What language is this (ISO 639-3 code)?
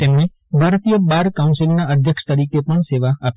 guj